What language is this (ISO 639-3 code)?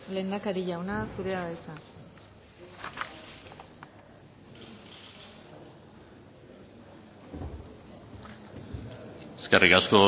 eus